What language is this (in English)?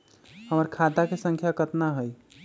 Magahi